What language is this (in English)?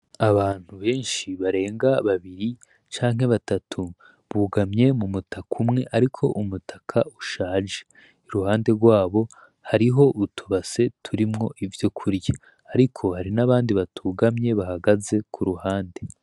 Rundi